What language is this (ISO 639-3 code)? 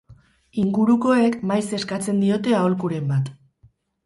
eus